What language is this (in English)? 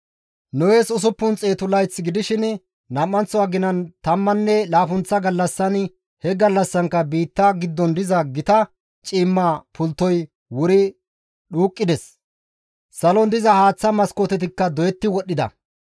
Gamo